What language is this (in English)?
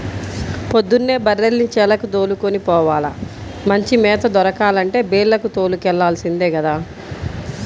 Telugu